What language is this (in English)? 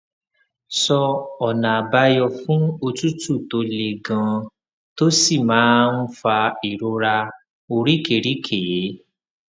Yoruba